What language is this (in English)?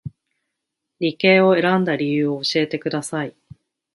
Japanese